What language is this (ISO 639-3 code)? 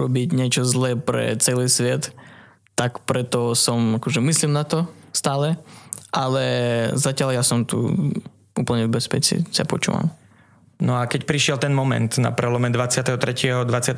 slk